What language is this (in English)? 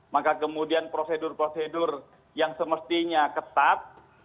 Indonesian